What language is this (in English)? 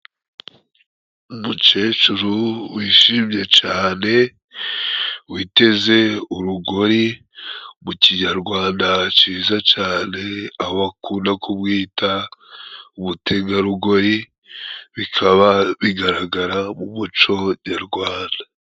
Kinyarwanda